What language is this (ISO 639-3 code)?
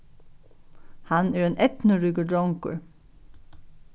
fao